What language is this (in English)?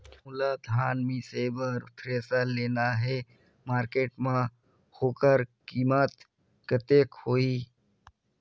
Chhattisgarhi